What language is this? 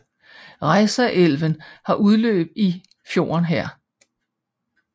Danish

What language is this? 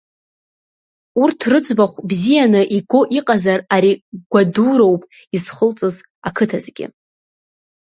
Abkhazian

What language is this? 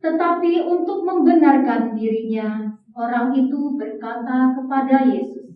Indonesian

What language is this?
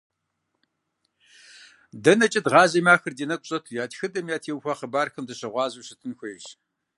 Kabardian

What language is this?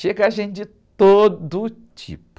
Portuguese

